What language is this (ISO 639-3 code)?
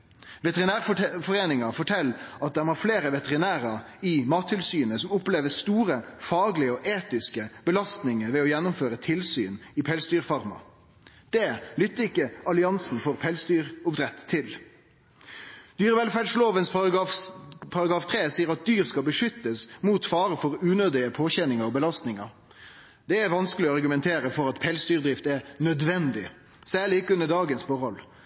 nno